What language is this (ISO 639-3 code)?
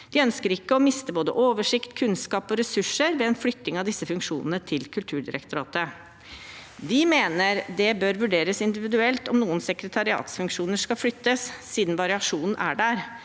nor